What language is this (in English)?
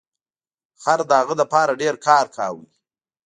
Pashto